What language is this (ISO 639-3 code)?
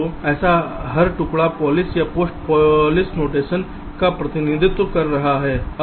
hin